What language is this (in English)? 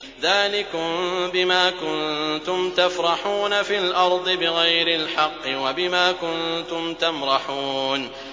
Arabic